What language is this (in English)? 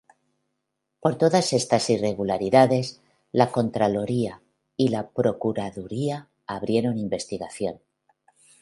Spanish